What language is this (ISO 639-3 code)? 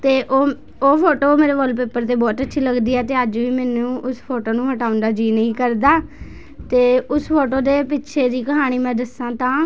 pan